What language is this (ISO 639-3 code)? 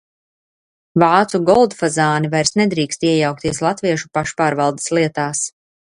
lav